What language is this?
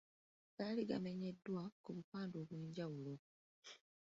Ganda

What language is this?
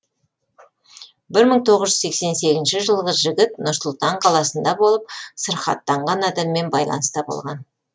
Kazakh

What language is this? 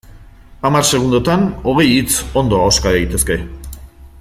Basque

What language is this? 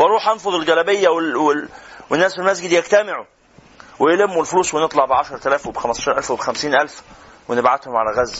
Arabic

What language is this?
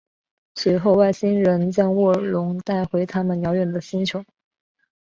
Chinese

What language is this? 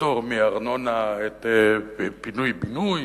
Hebrew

